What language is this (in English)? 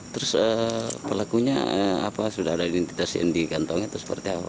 Indonesian